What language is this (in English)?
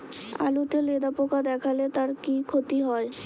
Bangla